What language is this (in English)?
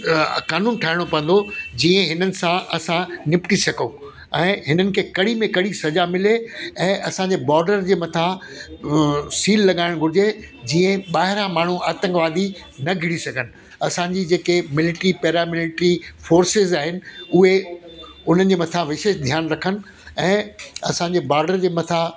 Sindhi